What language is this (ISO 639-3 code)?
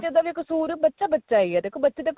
pan